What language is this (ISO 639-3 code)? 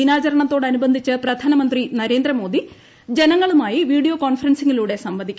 mal